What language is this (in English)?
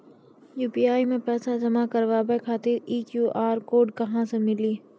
Maithili